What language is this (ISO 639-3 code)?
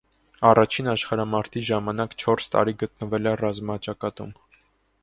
hye